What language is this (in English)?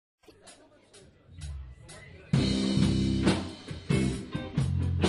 Czech